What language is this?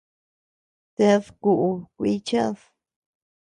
Tepeuxila Cuicatec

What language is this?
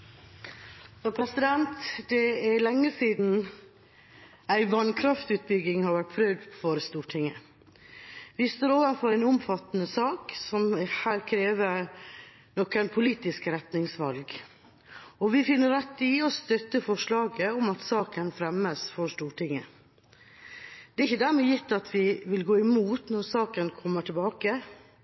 Norwegian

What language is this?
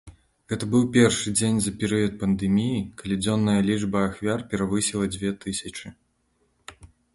Belarusian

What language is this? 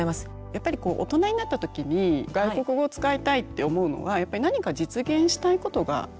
Japanese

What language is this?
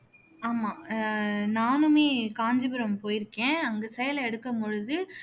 Tamil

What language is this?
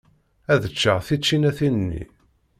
Kabyle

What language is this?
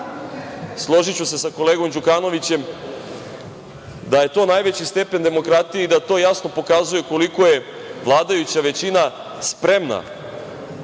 Serbian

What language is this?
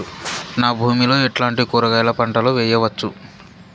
Telugu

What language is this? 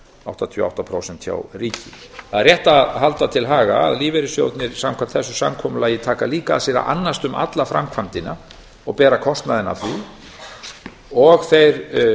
Icelandic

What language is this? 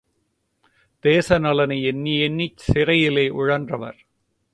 Tamil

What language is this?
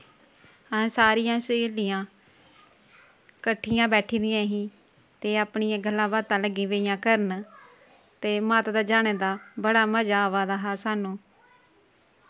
Dogri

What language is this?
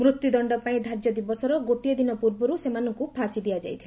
Odia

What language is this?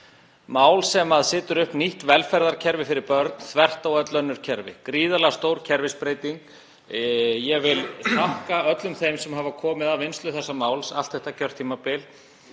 Icelandic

